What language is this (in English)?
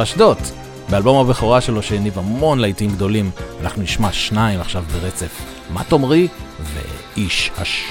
Hebrew